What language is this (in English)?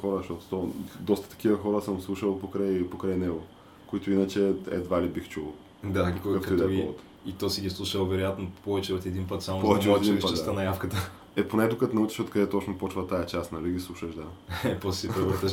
Bulgarian